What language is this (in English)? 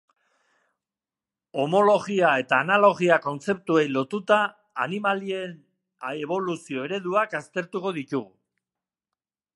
Basque